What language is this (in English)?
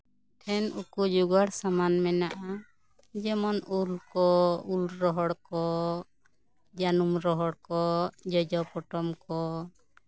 Santali